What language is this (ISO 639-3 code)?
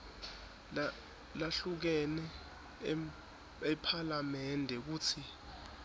ssw